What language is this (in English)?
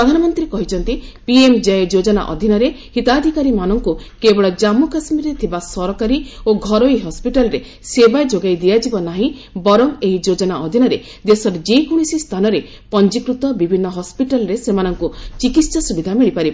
Odia